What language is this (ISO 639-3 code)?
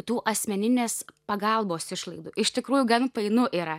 lit